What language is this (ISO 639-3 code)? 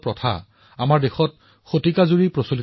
asm